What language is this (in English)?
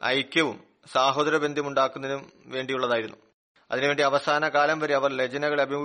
Malayalam